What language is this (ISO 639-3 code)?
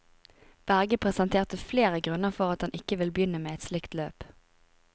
nor